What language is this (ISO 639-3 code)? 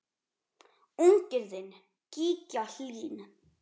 isl